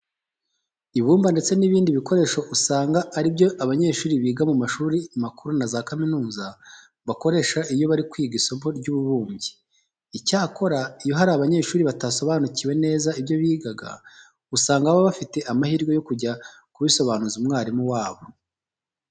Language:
Kinyarwanda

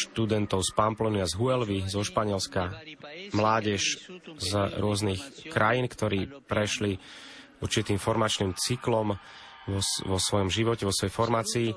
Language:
Slovak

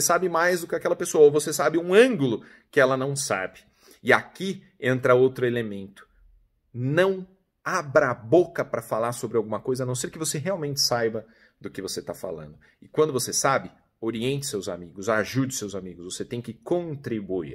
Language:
Portuguese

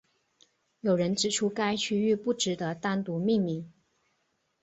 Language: Chinese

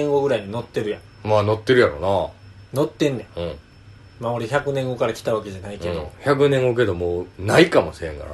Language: Japanese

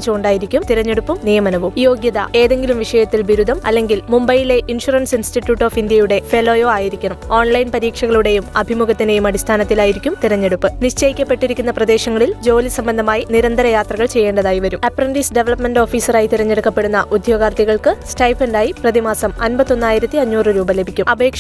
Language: Malayalam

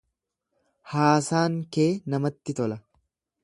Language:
Oromo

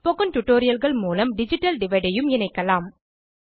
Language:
Tamil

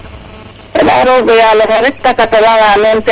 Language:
Serer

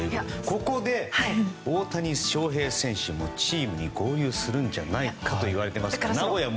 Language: Japanese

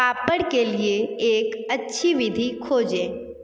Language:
Hindi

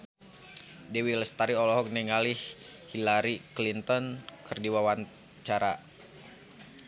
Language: Sundanese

